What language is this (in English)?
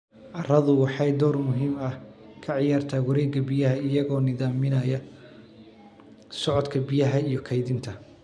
Somali